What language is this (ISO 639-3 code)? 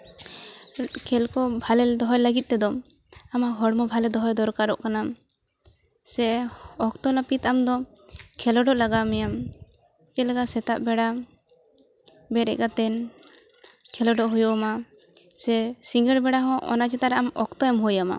sat